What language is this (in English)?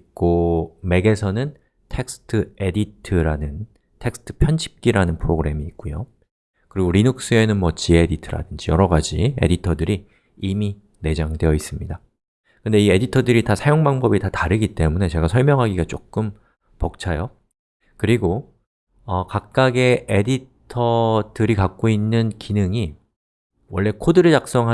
Korean